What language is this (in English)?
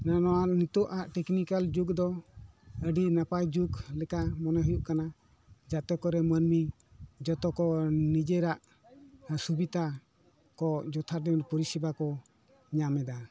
Santali